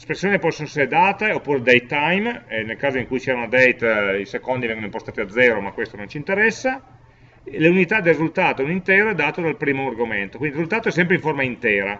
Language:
Italian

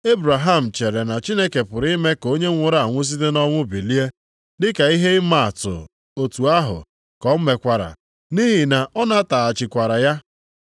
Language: Igbo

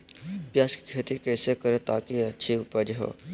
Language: Magahi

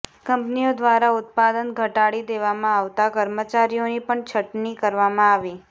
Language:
Gujarati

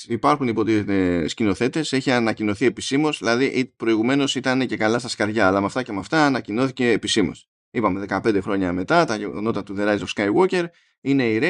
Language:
Greek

